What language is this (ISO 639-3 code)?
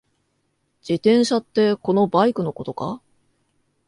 jpn